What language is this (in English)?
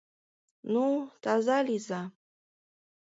Mari